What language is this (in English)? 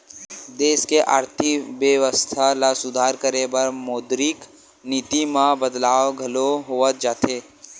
Chhattisgarhi